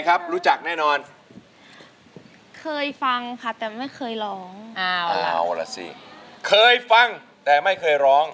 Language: Thai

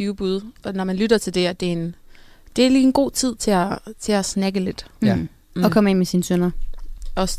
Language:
Danish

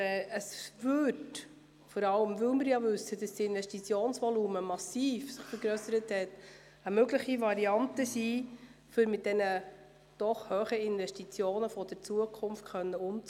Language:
Swiss German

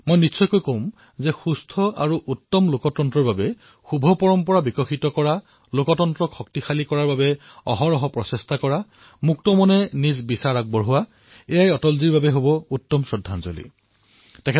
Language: Assamese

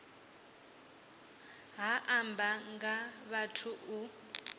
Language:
Venda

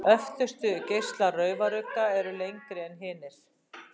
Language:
Icelandic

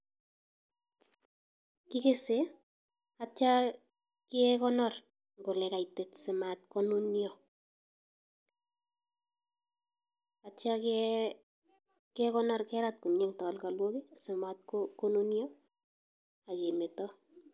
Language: Kalenjin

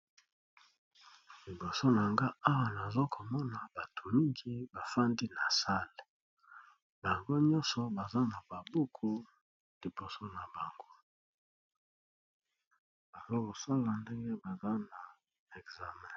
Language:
Lingala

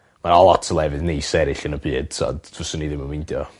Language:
Welsh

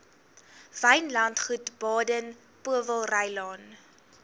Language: Afrikaans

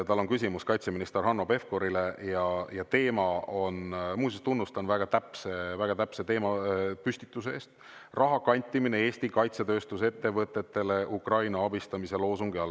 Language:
Estonian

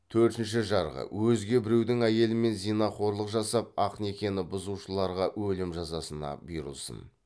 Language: Kazakh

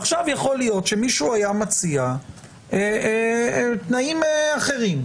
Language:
Hebrew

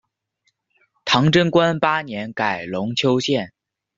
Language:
Chinese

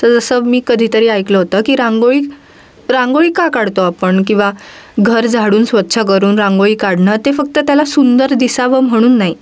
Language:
Marathi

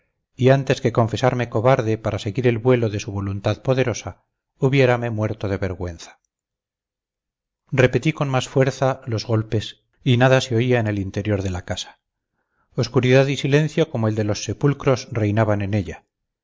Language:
Spanish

